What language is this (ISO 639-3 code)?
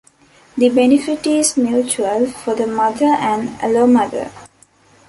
eng